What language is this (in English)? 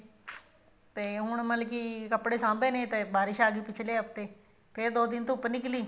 Punjabi